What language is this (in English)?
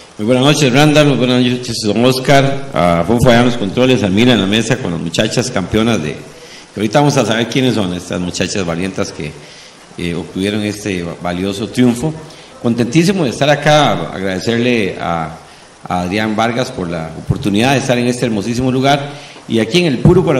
Spanish